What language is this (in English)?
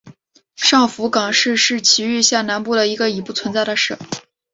Chinese